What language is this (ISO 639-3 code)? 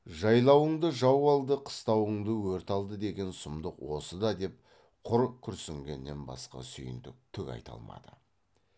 kaz